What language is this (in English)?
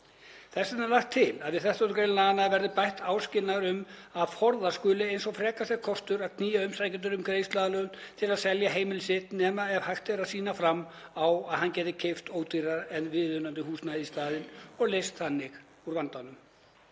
Icelandic